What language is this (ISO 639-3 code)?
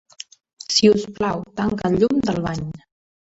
cat